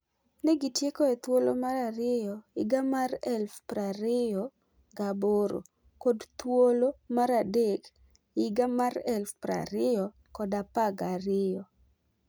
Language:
Luo (Kenya and Tanzania)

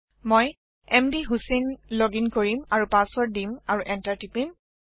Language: Assamese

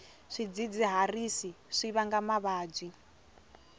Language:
Tsonga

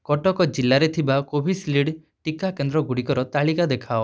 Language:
Odia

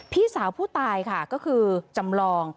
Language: Thai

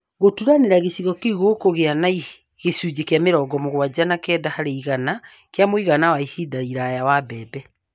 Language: Kikuyu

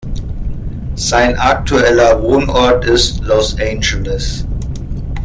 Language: German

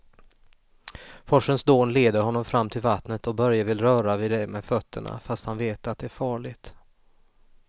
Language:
Swedish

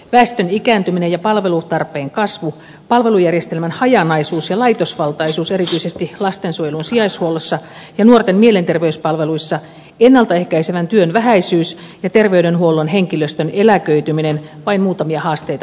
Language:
Finnish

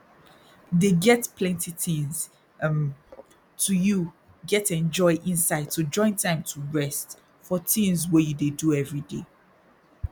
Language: Nigerian Pidgin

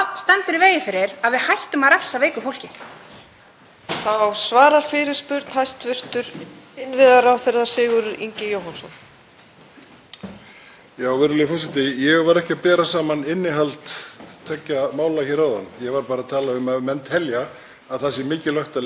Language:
Icelandic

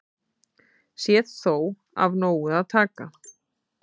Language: Icelandic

